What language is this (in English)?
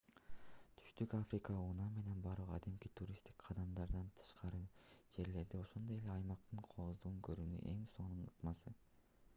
Kyrgyz